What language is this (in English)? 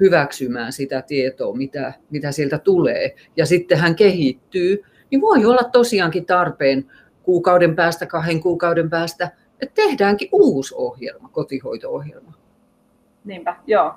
Finnish